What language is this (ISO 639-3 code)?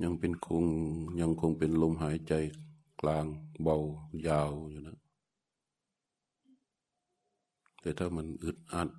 tha